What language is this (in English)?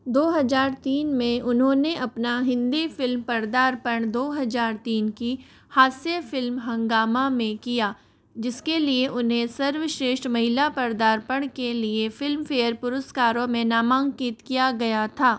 Hindi